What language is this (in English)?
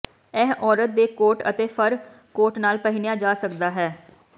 Punjabi